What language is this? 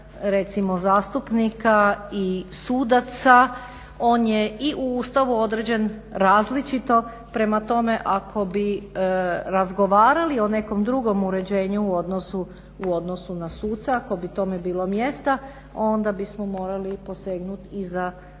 Croatian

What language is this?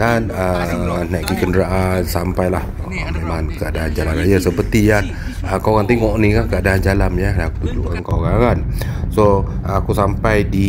Malay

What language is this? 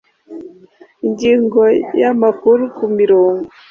Kinyarwanda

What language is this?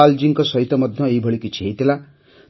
Odia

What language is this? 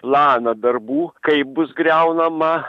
Lithuanian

